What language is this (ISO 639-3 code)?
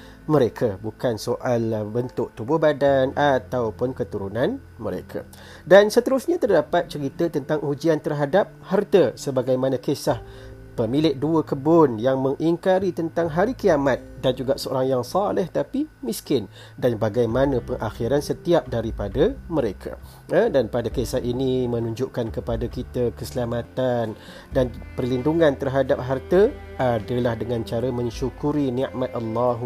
msa